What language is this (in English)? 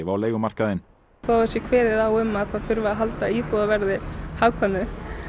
Icelandic